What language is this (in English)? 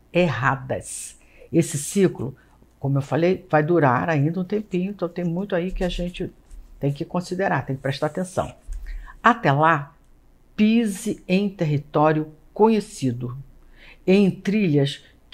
Portuguese